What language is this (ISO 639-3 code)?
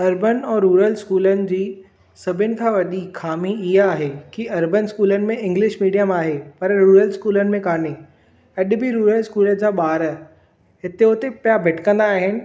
snd